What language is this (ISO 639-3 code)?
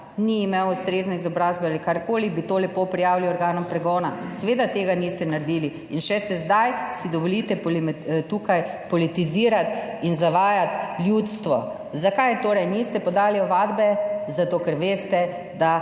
slv